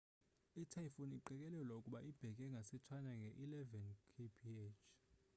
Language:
Xhosa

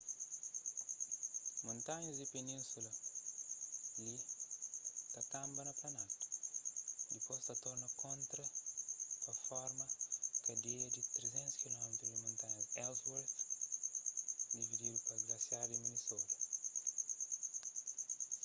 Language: Kabuverdianu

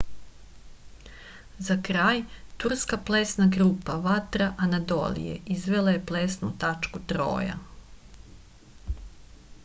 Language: Serbian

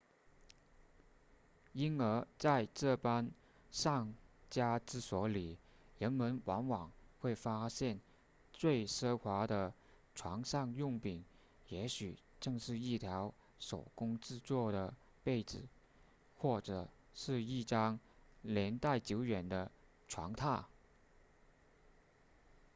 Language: Chinese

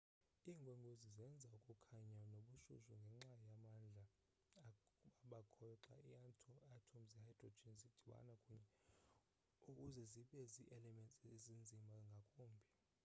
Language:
Xhosa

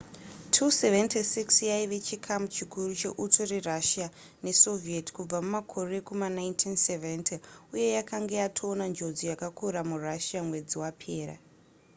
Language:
Shona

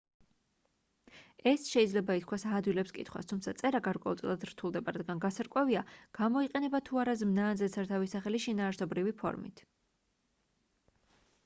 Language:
Georgian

